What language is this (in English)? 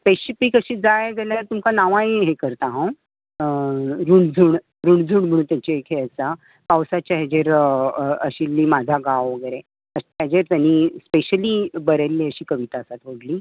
Konkani